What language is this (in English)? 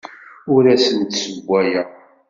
Kabyle